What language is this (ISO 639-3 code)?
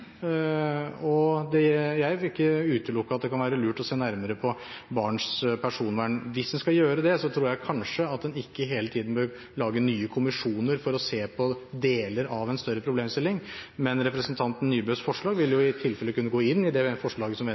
nob